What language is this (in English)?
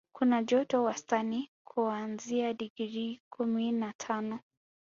Swahili